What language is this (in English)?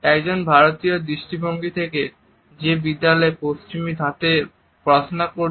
Bangla